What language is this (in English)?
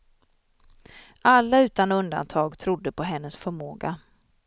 Swedish